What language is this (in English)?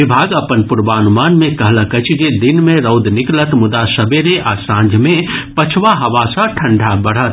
Maithili